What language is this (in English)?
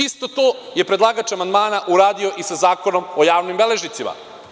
Serbian